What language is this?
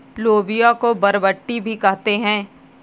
Hindi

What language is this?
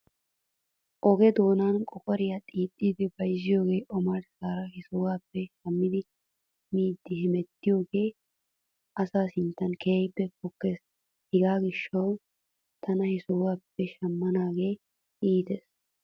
Wolaytta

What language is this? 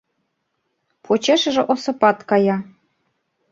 Mari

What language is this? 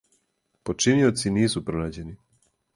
Serbian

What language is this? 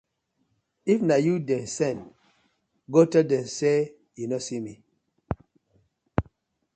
Nigerian Pidgin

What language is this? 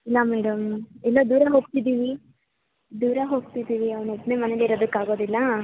Kannada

